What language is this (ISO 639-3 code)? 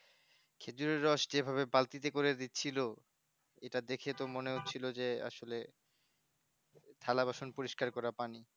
ben